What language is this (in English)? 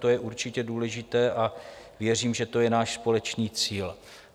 Czech